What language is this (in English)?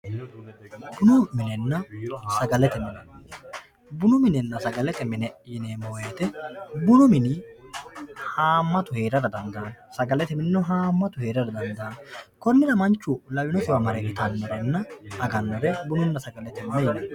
Sidamo